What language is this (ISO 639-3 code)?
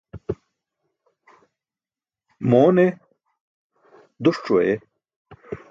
bsk